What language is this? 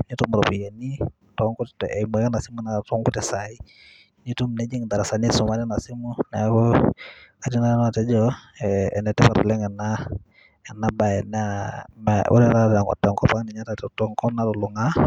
Masai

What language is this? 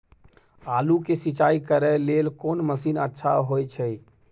Maithili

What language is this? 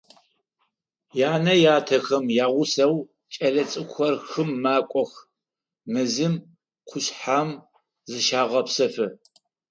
Adyghe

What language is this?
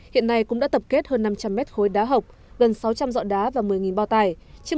Vietnamese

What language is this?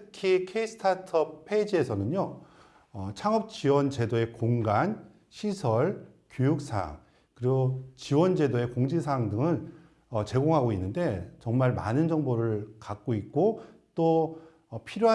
Korean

